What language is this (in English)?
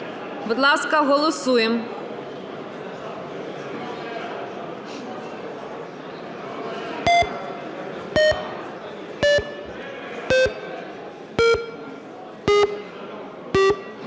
Ukrainian